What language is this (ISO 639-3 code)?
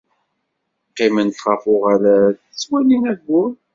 kab